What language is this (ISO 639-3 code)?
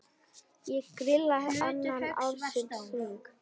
isl